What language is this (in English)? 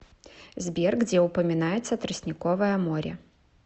Russian